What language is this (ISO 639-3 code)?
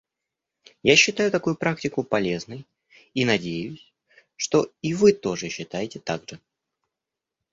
rus